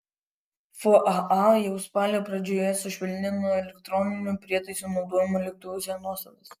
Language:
Lithuanian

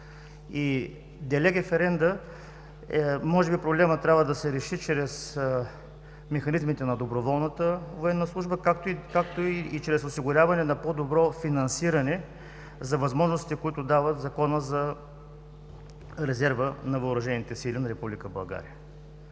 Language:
Bulgarian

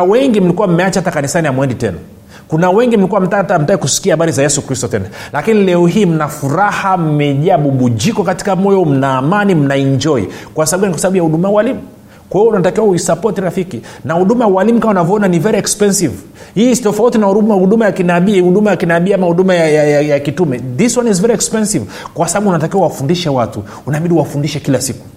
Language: Swahili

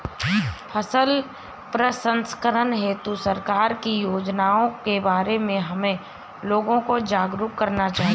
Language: Hindi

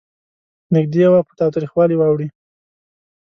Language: Pashto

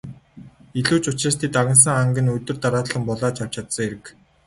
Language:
Mongolian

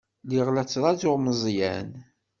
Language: Kabyle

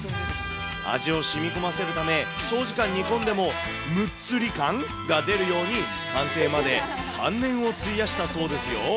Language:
Japanese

